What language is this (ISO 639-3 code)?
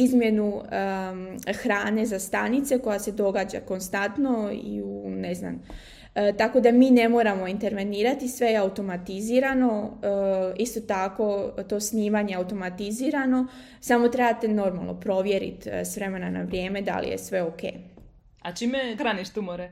hrv